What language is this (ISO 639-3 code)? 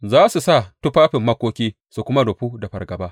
hau